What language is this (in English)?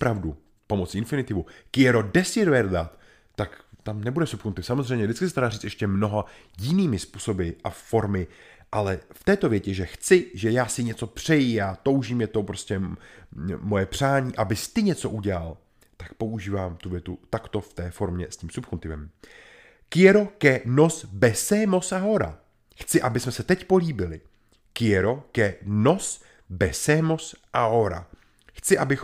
Czech